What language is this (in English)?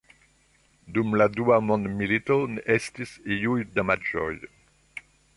Esperanto